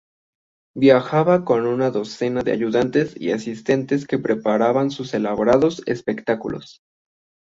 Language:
Spanish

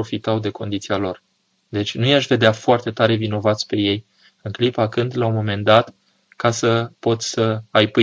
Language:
Romanian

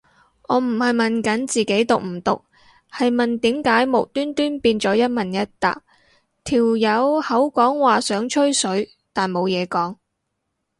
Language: Cantonese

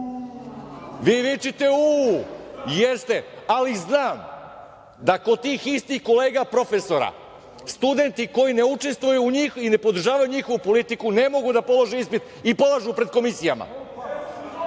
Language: Serbian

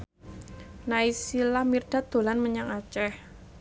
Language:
Javanese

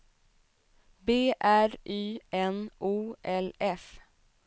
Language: Swedish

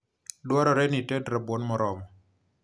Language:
Luo (Kenya and Tanzania)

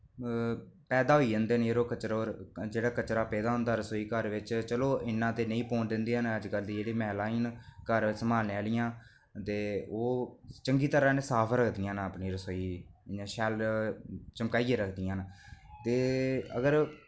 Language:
Dogri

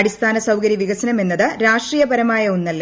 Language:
Malayalam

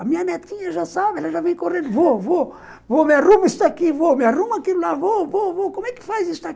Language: Portuguese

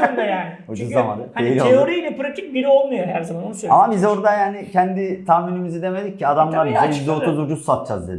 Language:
Turkish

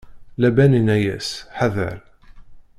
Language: Kabyle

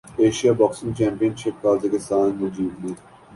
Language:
Urdu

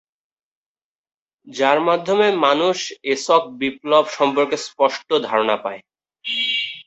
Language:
Bangla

